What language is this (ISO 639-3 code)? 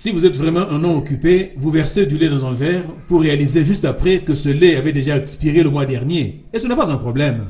fra